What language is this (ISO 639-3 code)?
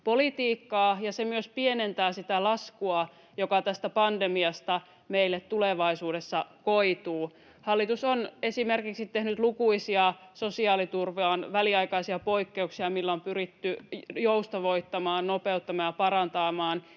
fin